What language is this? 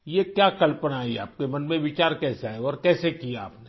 Urdu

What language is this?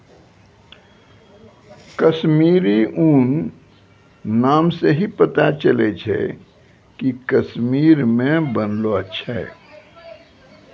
Maithili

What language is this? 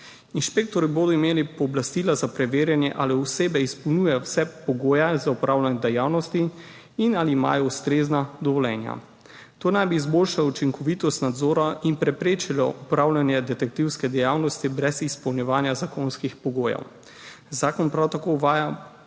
Slovenian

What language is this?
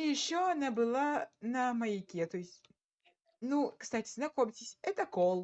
Russian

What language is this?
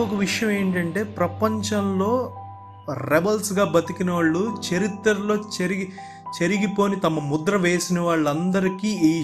Telugu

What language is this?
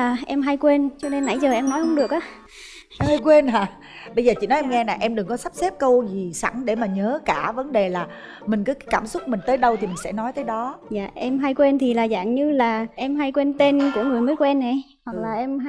Vietnamese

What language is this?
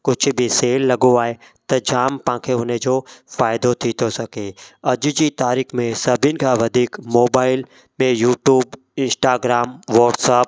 Sindhi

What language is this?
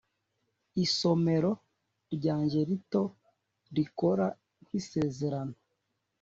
Kinyarwanda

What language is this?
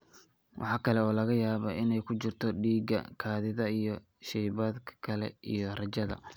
Somali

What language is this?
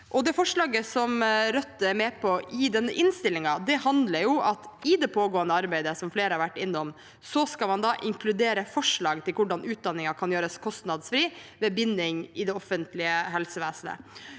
Norwegian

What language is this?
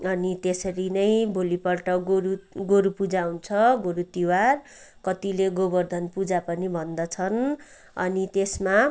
Nepali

